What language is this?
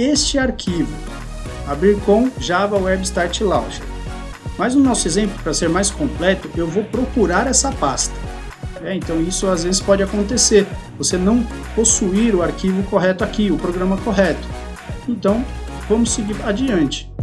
Portuguese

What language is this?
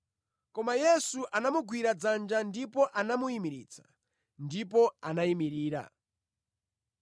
Nyanja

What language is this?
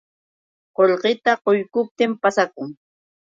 Yauyos Quechua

